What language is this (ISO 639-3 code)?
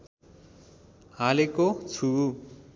nep